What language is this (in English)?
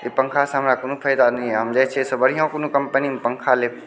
Maithili